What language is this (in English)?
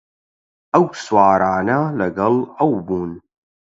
Central Kurdish